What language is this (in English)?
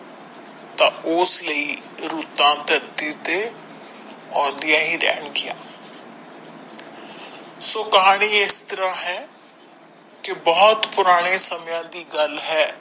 Punjabi